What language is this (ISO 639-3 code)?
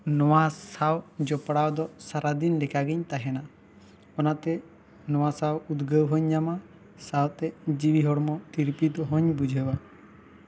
sat